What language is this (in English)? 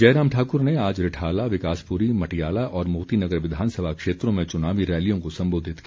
Hindi